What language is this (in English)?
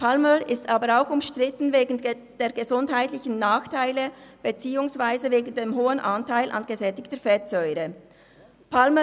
Swiss German